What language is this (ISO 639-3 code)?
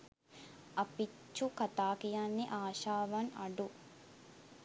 sin